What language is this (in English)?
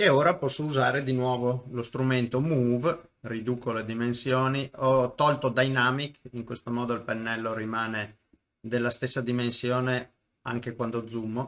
Italian